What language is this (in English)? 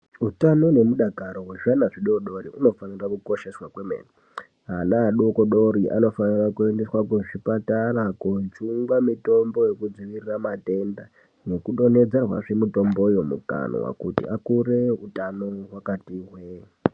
Ndau